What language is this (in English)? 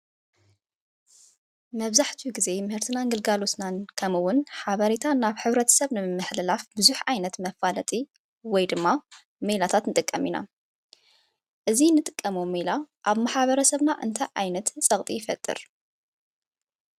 Tigrinya